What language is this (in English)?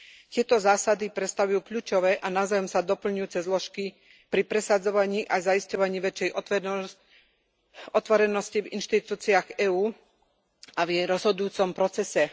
Slovak